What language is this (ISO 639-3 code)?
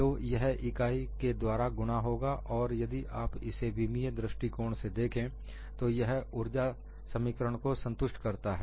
hin